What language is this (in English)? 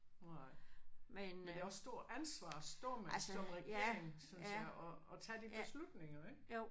Danish